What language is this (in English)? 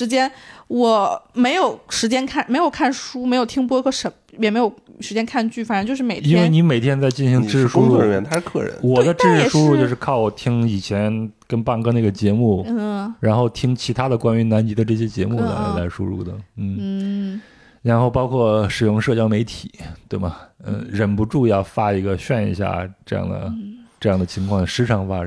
Chinese